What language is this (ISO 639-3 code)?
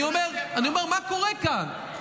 heb